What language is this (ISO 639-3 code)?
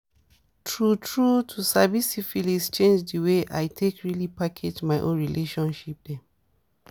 pcm